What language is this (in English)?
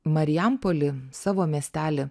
Lithuanian